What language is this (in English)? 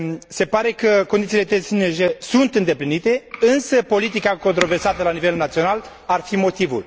Romanian